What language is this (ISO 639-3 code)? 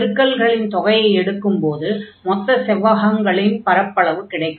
tam